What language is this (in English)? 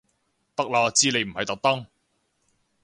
Cantonese